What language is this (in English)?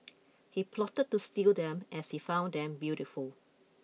English